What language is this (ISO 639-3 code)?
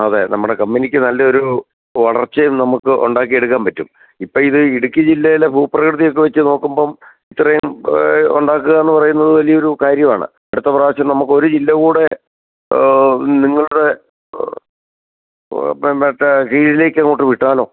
mal